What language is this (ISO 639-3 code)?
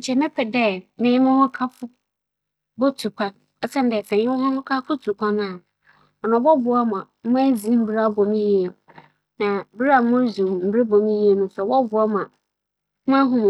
aka